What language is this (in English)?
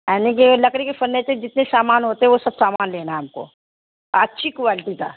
Urdu